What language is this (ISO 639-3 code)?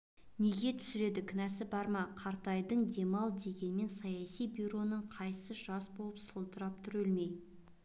kaz